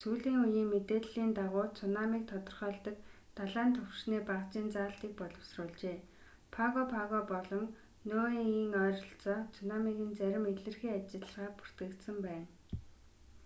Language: Mongolian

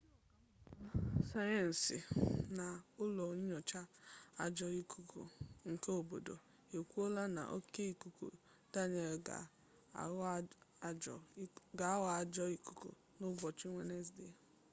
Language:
Igbo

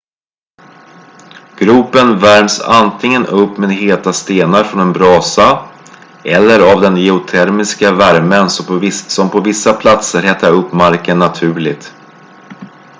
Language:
Swedish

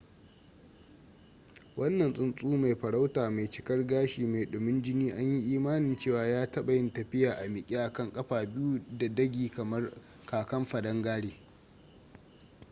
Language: Hausa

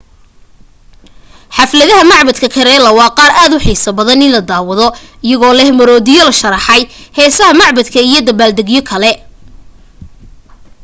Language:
Somali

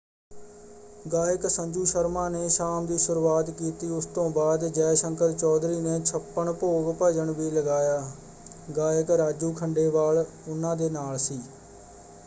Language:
Punjabi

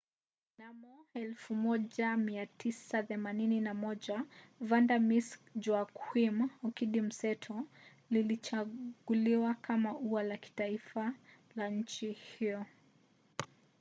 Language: Swahili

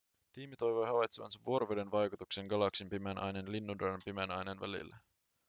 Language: Finnish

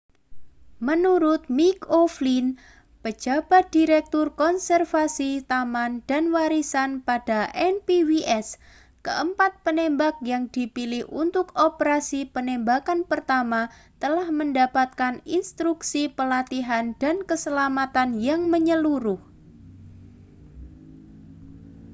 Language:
Indonesian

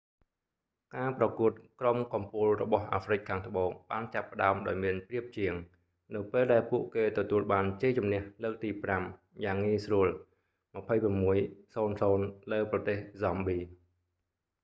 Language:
Khmer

